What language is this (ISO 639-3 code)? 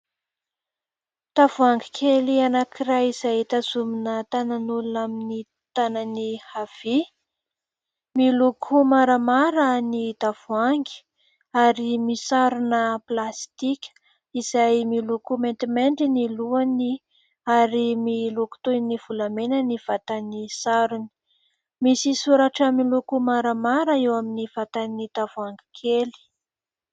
mlg